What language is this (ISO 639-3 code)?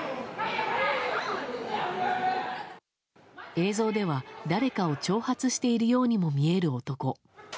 jpn